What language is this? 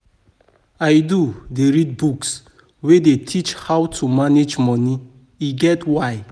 Nigerian Pidgin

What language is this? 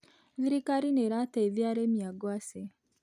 Kikuyu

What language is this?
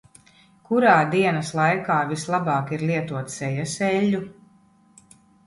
Latvian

